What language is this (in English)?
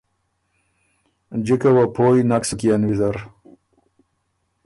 Ormuri